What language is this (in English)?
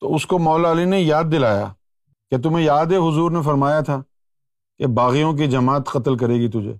Urdu